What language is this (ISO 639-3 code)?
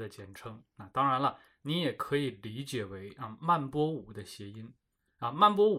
zho